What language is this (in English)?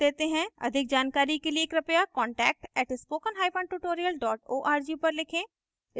Hindi